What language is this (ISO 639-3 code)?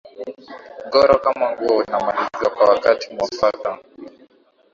swa